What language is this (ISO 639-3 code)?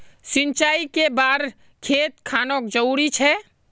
mag